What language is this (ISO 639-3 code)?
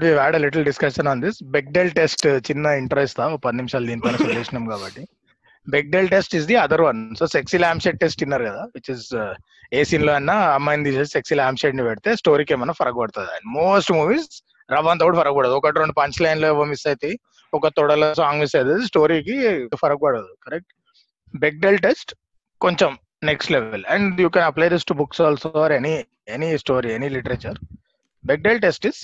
tel